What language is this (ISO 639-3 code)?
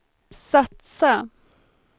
swe